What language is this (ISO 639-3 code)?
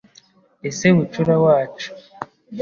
kin